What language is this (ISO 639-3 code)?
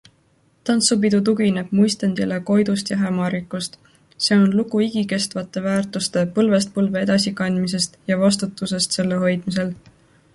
est